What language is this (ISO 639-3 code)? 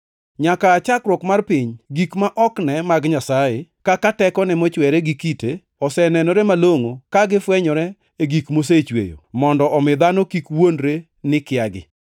luo